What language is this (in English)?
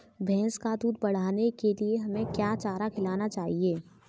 Hindi